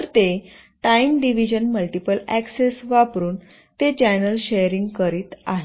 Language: Marathi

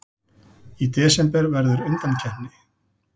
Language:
Icelandic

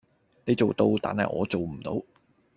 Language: Cantonese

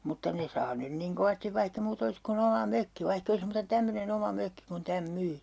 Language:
Finnish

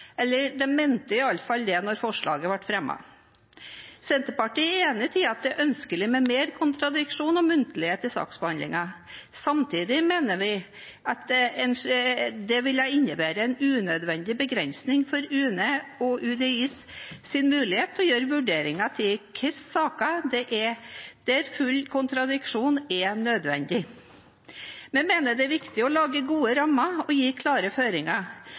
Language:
Norwegian Bokmål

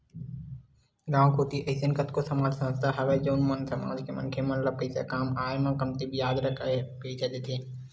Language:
Chhattisgarhi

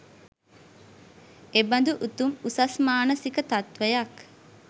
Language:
Sinhala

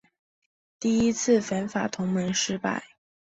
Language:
Chinese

